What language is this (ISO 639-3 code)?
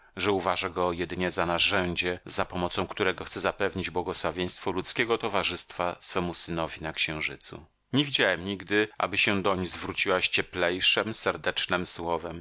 pol